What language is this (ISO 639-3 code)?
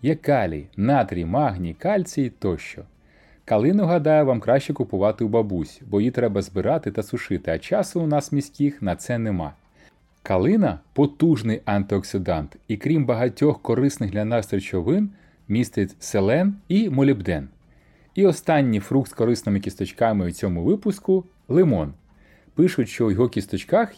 ukr